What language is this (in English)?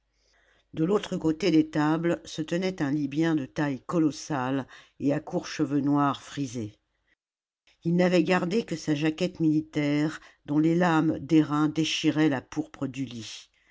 French